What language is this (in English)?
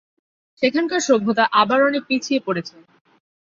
Bangla